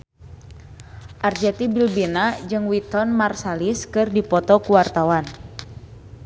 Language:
Sundanese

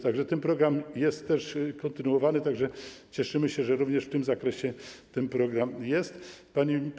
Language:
Polish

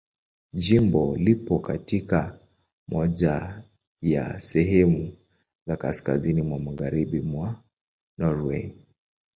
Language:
Swahili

